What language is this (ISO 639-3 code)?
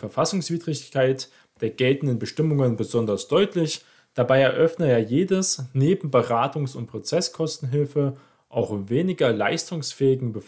deu